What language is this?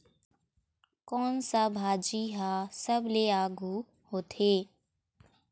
Chhattisgarhi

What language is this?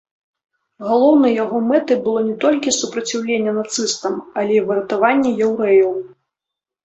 Belarusian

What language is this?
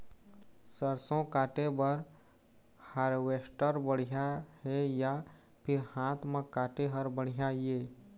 Chhattisgarhi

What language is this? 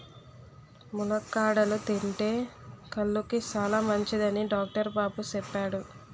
Telugu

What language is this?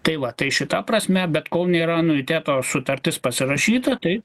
Lithuanian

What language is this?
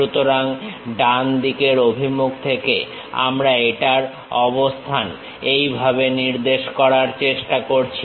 Bangla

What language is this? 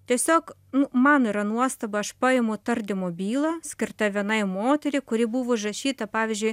Lithuanian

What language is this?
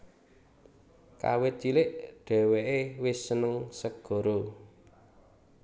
Javanese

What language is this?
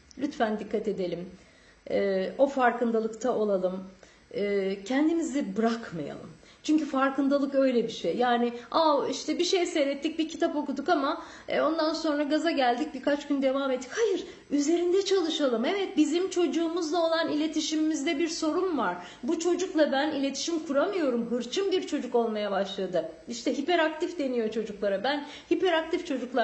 Turkish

